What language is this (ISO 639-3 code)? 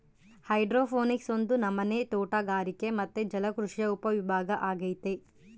kan